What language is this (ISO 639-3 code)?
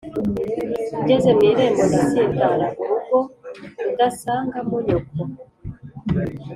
kin